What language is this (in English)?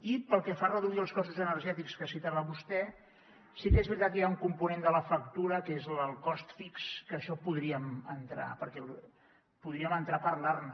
Catalan